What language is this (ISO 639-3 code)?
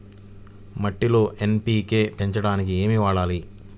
tel